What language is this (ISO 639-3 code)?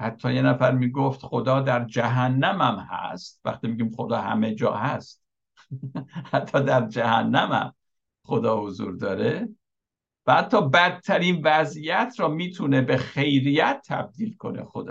fas